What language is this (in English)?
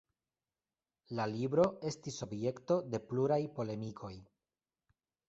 Esperanto